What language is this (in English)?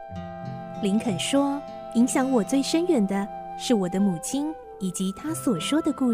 Chinese